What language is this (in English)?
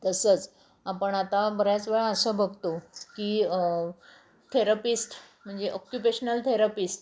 Marathi